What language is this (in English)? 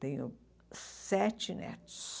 Portuguese